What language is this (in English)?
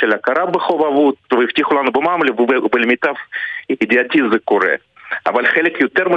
Hebrew